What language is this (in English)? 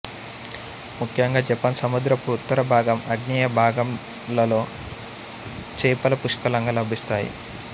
Telugu